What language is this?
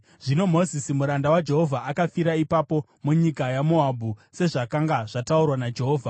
Shona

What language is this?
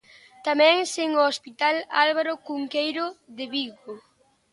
Galician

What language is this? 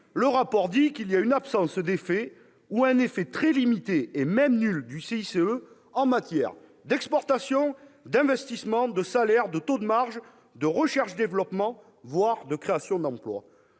French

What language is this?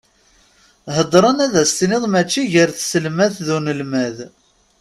Kabyle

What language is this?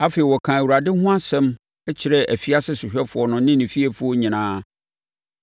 Akan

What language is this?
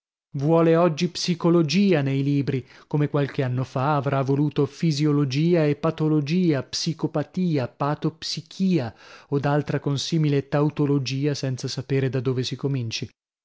Italian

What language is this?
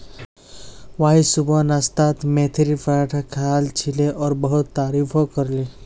Magahi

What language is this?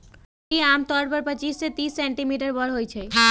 Magahi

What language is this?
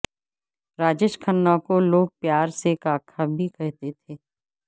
Urdu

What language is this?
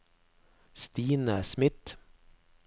Norwegian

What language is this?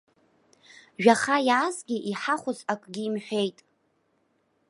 Abkhazian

